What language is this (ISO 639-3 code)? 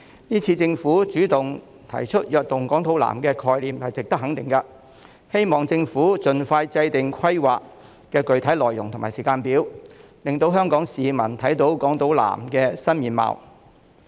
yue